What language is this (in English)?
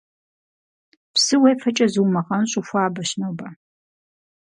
Kabardian